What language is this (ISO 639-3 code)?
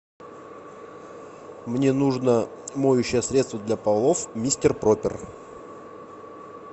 rus